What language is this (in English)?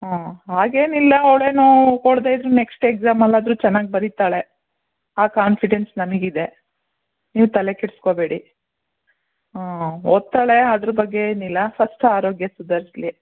Kannada